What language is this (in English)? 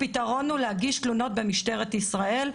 Hebrew